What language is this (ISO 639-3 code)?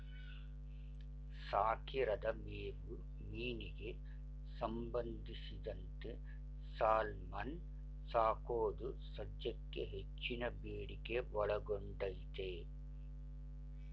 kan